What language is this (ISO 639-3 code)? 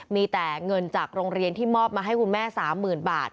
tha